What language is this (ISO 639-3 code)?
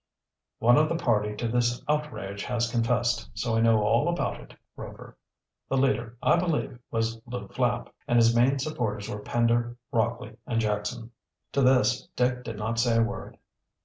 eng